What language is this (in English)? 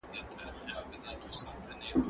Pashto